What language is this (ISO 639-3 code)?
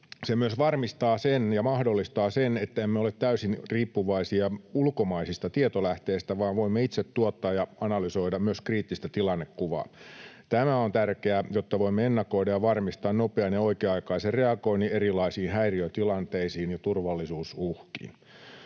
fin